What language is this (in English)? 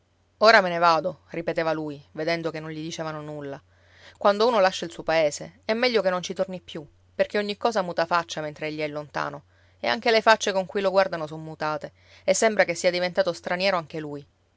Italian